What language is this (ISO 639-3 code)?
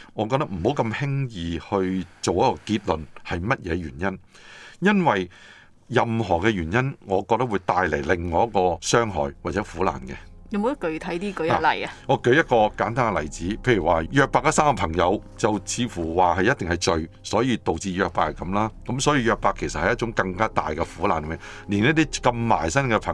zho